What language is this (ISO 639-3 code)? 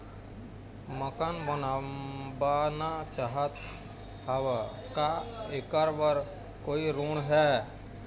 hne